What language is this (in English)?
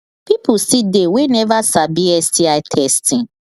Nigerian Pidgin